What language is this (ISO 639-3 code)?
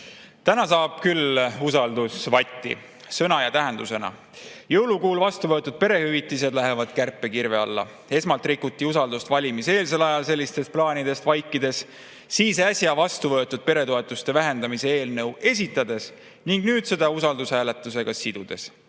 est